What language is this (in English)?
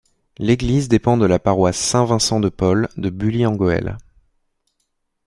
French